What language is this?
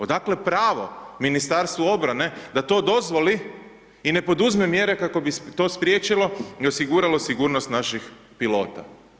Croatian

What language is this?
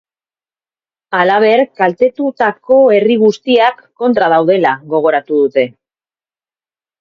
Basque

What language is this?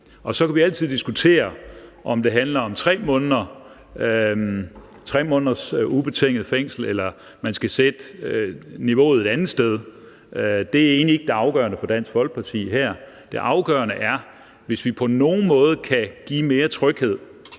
Danish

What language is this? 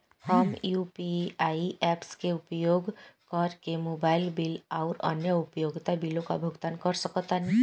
Bhojpuri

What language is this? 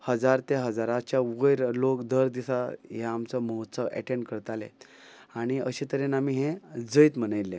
Konkani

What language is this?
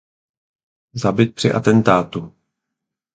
Czech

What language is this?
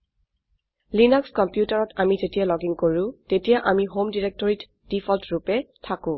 Assamese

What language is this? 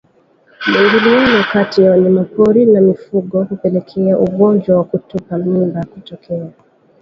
Swahili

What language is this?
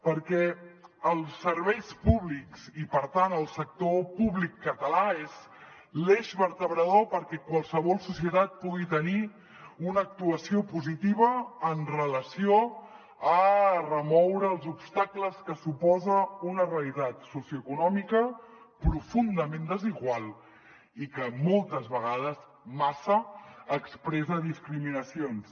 Catalan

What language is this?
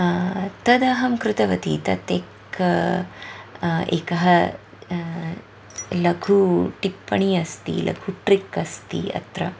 Sanskrit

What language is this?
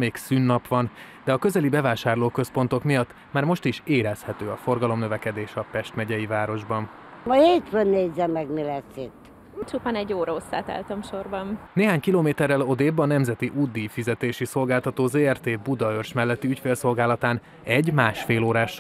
Hungarian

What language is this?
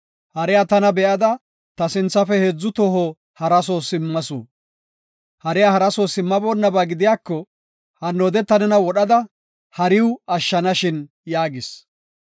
Gofa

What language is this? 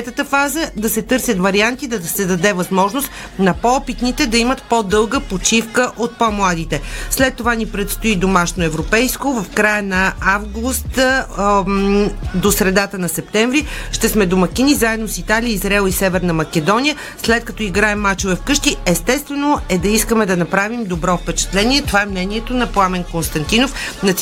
Bulgarian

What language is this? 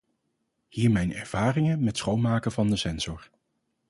Dutch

